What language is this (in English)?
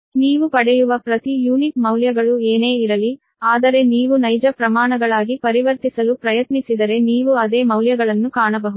Kannada